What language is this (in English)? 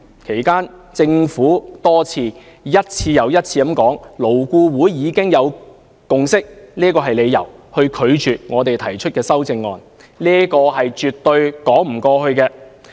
Cantonese